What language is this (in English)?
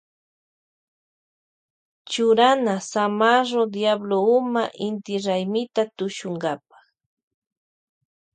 Loja Highland Quichua